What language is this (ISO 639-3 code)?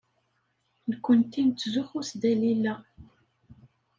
kab